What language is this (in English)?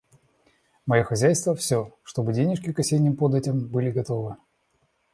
Russian